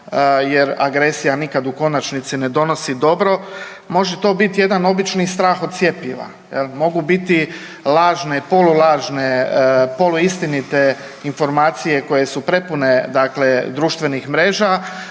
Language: Croatian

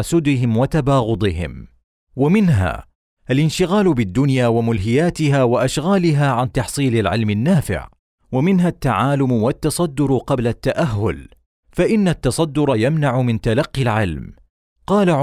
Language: Arabic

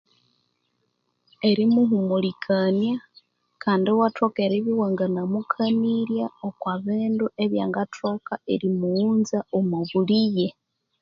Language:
Konzo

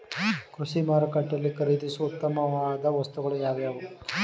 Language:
Kannada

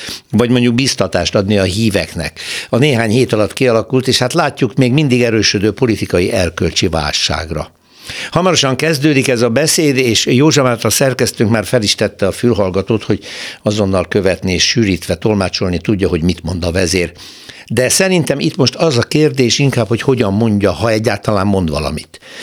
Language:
Hungarian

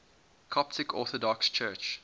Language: English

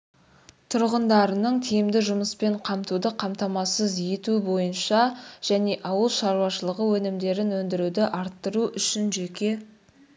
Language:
Kazakh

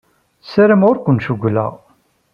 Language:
Kabyle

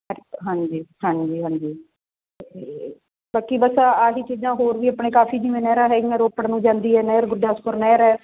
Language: Punjabi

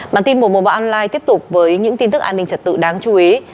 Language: Vietnamese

